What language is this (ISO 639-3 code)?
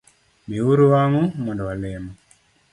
luo